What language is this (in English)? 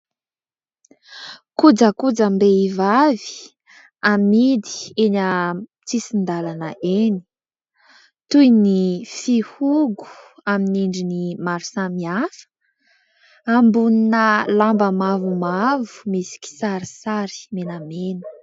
Malagasy